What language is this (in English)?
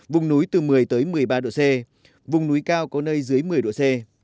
Vietnamese